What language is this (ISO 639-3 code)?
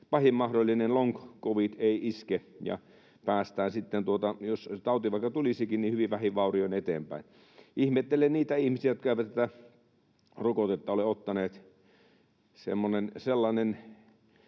fin